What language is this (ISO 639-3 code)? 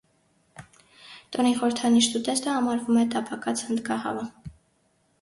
hye